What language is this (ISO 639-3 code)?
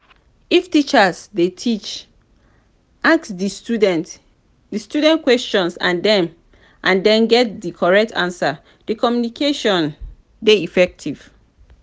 pcm